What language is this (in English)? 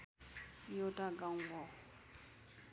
Nepali